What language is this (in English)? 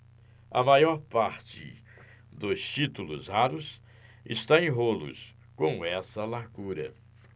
Portuguese